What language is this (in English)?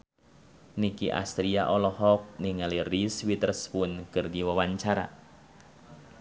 Sundanese